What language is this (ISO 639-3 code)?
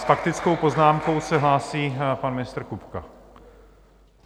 ces